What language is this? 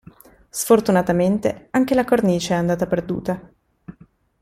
Italian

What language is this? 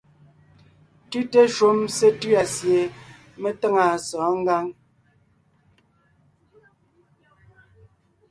Ngiemboon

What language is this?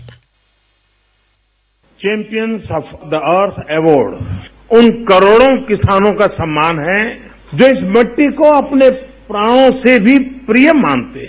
Hindi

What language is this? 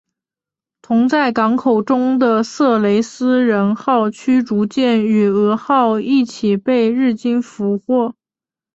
Chinese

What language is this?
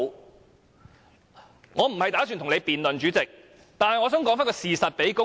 Cantonese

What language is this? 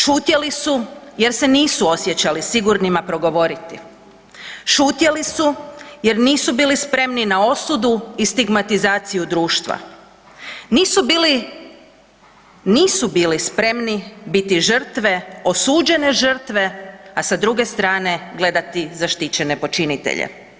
Croatian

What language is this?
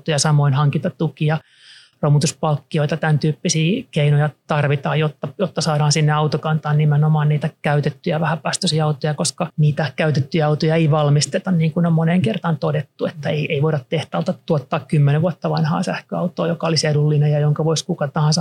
Finnish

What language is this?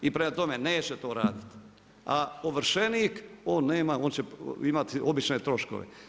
Croatian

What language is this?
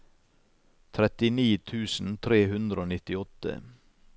Norwegian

